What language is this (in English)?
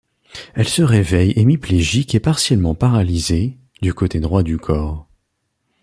French